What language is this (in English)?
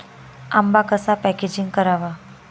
Marathi